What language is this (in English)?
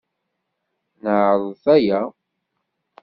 Kabyle